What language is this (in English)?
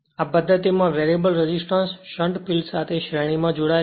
Gujarati